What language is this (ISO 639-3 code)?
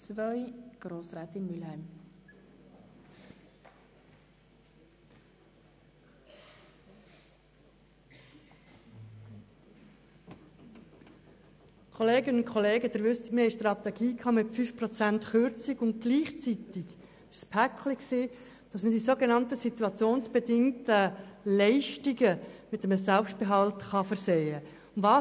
gsw